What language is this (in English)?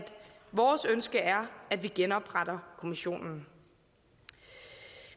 Danish